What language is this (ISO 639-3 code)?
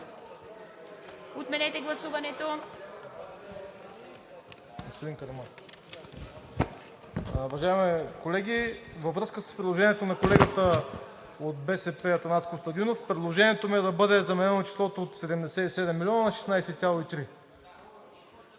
bul